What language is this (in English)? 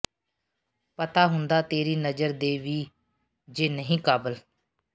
Punjabi